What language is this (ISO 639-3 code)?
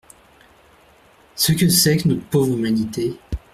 fra